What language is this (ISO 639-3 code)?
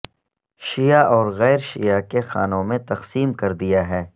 urd